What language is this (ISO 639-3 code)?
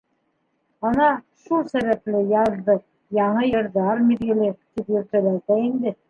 bak